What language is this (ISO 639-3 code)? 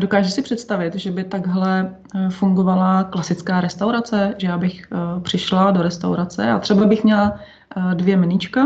ces